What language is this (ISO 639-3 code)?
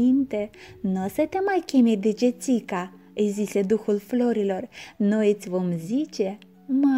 ron